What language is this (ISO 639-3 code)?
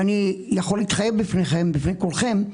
heb